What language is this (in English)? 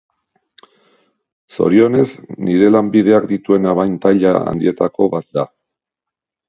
Basque